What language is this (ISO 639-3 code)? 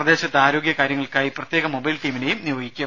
mal